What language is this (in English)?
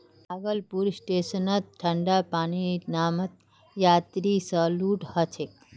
Magahi